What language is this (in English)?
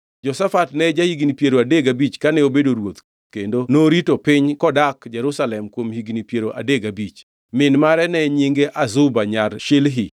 Luo (Kenya and Tanzania)